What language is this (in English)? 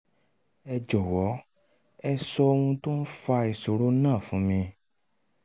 Yoruba